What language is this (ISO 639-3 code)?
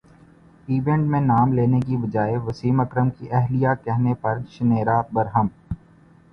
urd